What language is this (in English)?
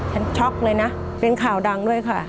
Thai